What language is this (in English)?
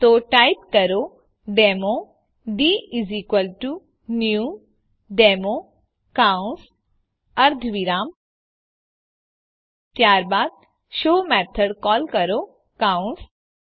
Gujarati